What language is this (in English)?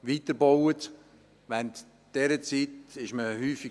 Swiss German